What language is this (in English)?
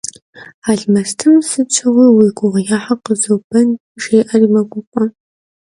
Kabardian